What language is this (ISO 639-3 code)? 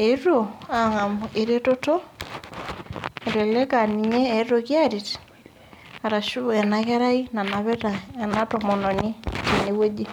mas